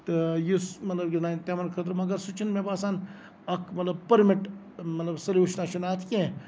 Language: Kashmiri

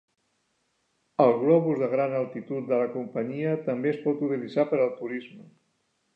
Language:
Catalan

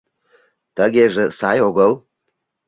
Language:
Mari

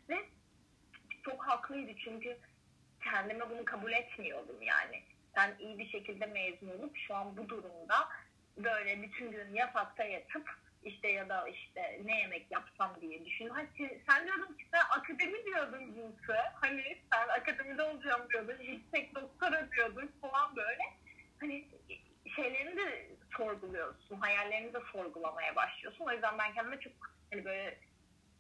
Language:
Turkish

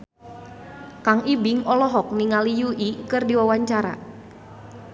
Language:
Sundanese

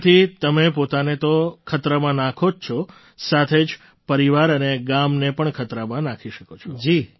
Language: Gujarati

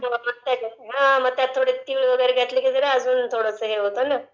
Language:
Marathi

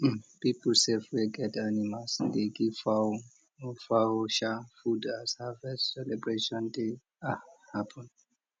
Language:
Nigerian Pidgin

